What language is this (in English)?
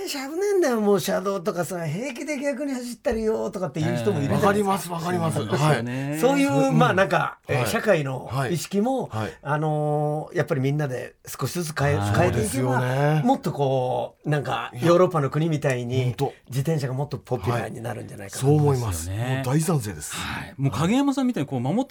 Japanese